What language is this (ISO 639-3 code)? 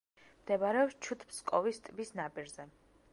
kat